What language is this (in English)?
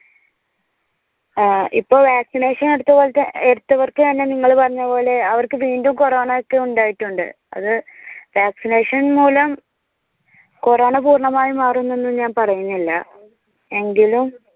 Malayalam